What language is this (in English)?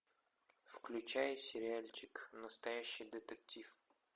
Russian